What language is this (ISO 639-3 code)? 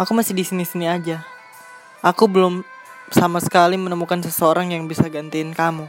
ind